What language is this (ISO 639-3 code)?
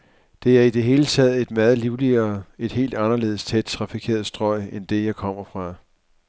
dan